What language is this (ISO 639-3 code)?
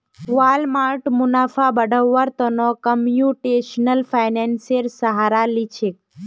mag